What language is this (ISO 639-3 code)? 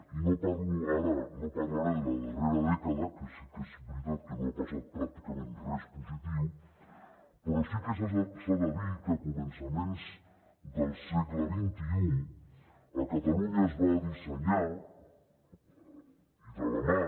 cat